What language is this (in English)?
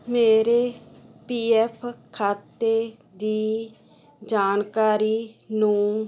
Punjabi